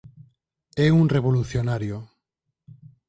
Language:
Galician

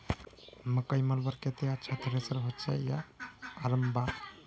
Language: Magahi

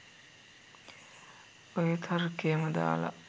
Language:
Sinhala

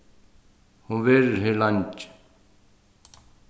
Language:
Faroese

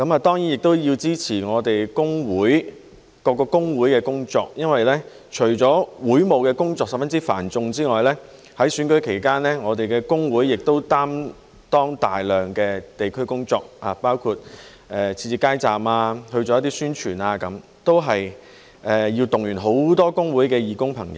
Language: Cantonese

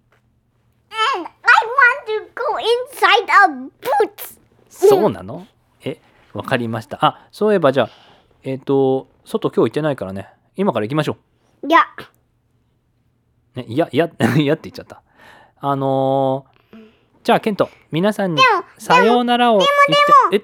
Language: Japanese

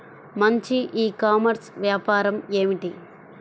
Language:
Telugu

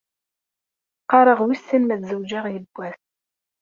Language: Kabyle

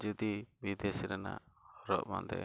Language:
Santali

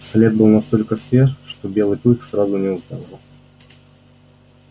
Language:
Russian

